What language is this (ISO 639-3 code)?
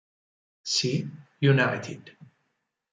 ita